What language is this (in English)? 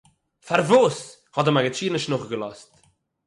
Yiddish